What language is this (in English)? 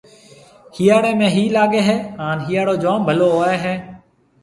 Marwari (Pakistan)